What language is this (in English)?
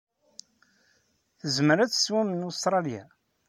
Kabyle